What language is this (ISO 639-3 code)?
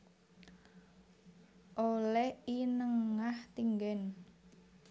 jav